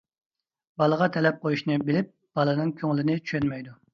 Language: Uyghur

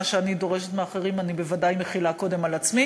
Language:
Hebrew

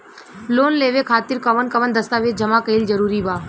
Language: Bhojpuri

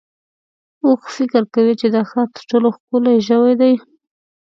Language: Pashto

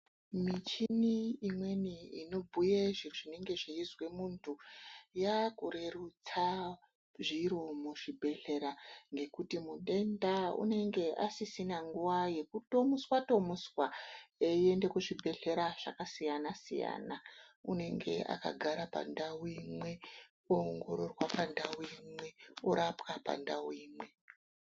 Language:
Ndau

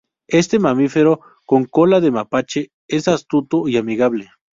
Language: Spanish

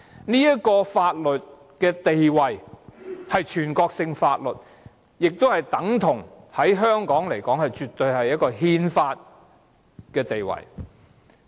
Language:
Cantonese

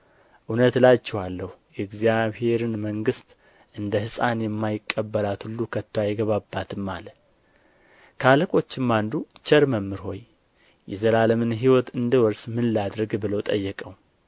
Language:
Amharic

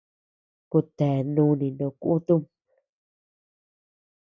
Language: Tepeuxila Cuicatec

